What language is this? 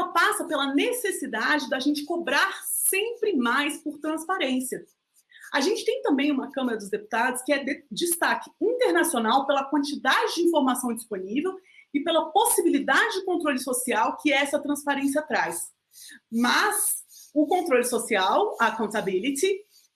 Portuguese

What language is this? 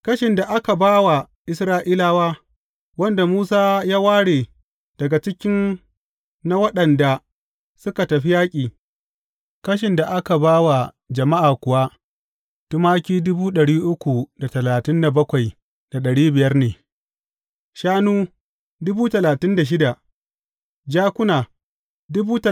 Hausa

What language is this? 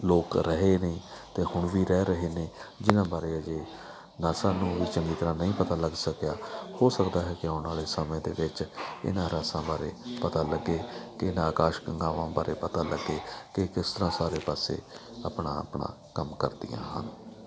Punjabi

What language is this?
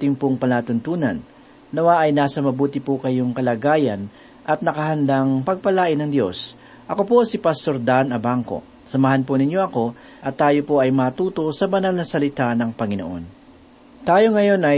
Filipino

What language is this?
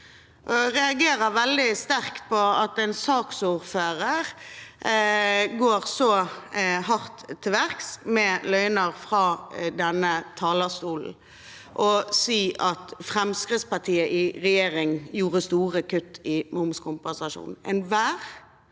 Norwegian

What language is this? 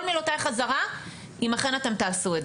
Hebrew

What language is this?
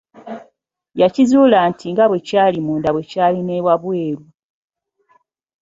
Ganda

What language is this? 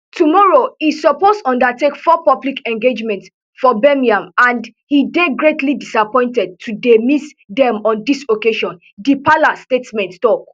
Nigerian Pidgin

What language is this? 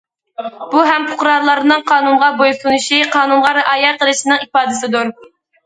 Uyghur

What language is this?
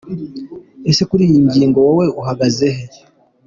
Kinyarwanda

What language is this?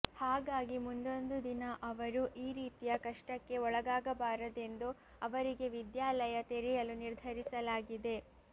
Kannada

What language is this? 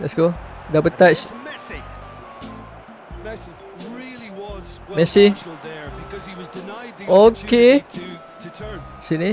Malay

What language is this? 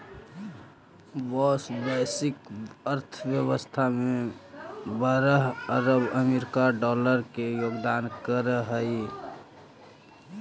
Magahi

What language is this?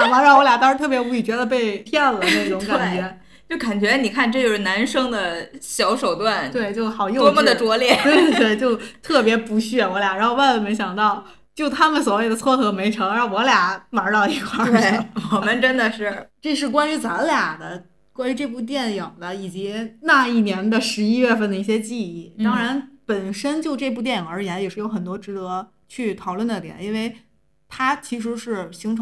Chinese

